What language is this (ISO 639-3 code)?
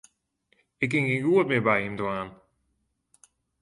fry